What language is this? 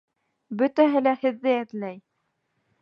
Bashkir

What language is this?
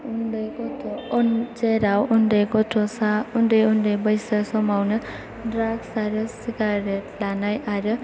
Bodo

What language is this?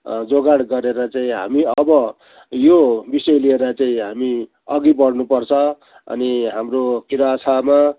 Nepali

